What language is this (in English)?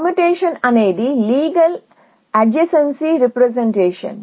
Telugu